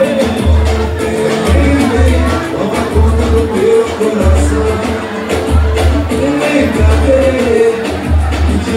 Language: Romanian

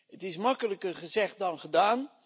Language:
Dutch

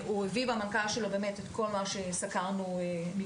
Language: Hebrew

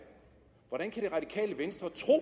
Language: Danish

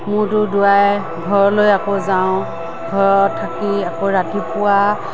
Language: Assamese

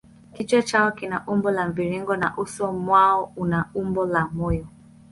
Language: Swahili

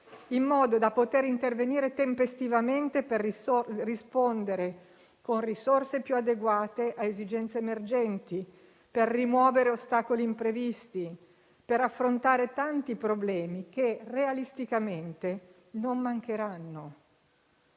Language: Italian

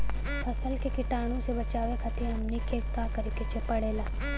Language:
Bhojpuri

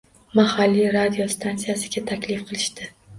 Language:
Uzbek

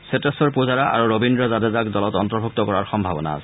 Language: Assamese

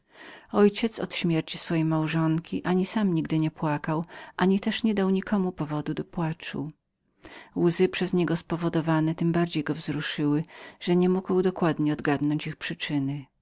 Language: Polish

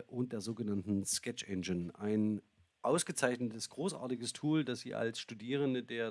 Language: German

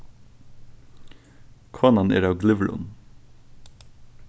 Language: Faroese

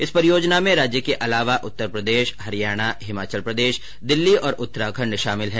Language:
Hindi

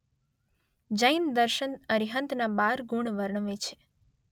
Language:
Gujarati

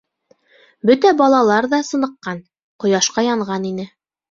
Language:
Bashkir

